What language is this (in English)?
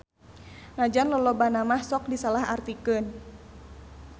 Sundanese